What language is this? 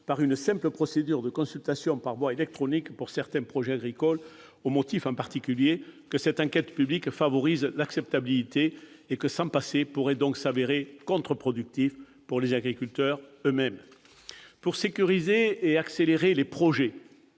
French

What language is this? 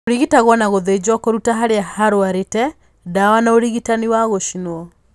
Kikuyu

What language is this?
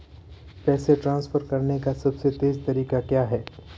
Hindi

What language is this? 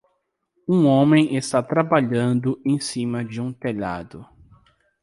Portuguese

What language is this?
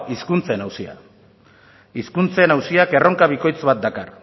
Basque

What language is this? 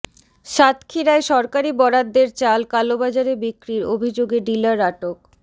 Bangla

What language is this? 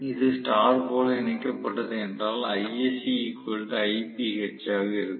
Tamil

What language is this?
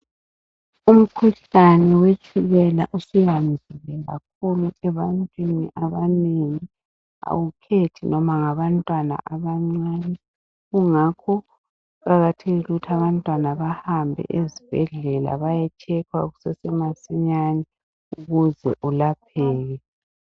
North Ndebele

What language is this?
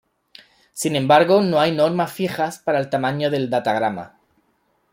Spanish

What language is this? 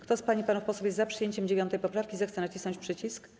Polish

